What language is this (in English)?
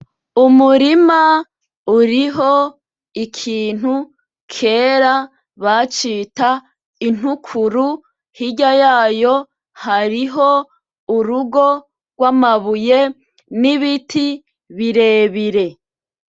Rundi